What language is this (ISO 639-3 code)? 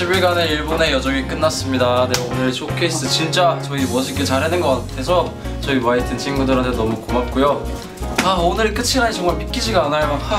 kor